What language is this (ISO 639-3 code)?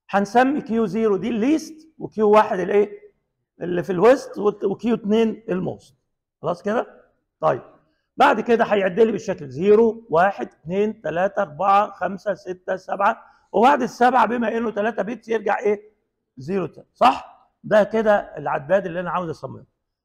ara